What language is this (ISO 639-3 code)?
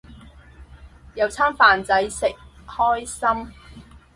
yue